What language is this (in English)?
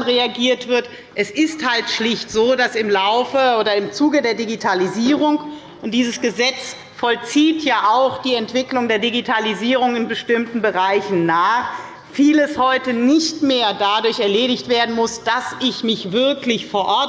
German